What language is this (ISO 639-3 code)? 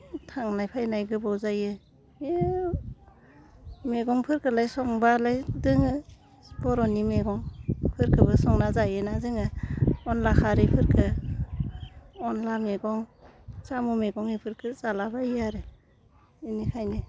brx